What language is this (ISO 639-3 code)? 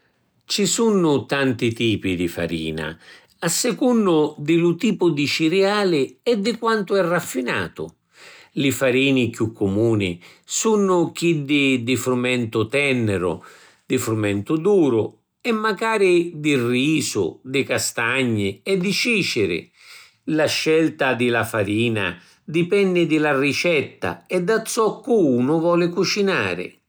scn